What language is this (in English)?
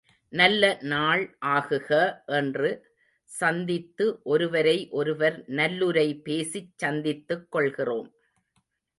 Tamil